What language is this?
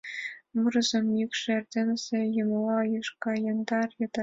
Mari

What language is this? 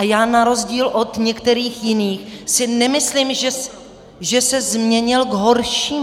Czech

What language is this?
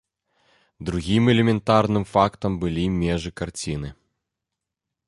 Belarusian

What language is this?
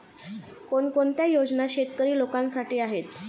Marathi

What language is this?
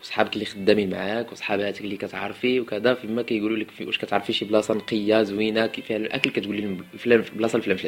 Arabic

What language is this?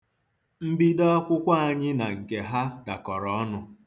Igbo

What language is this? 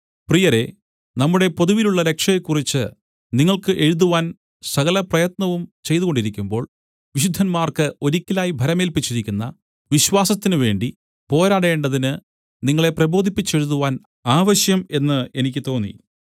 Malayalam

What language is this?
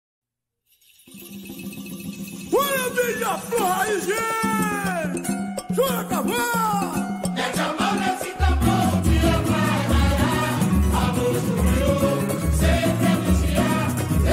French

